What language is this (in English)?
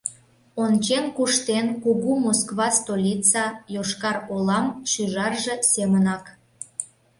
Mari